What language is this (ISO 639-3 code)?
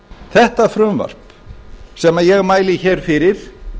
isl